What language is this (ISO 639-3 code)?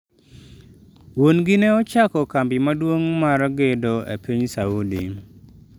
luo